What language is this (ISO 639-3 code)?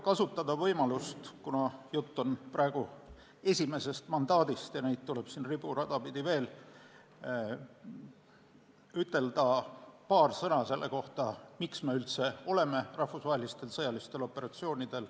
est